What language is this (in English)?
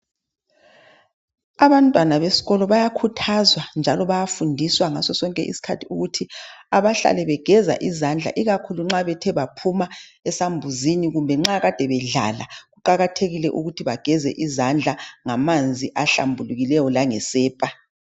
North Ndebele